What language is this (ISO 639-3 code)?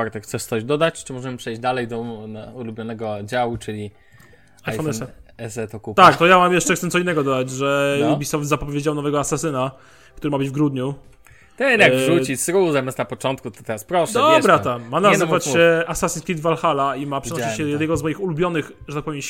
pol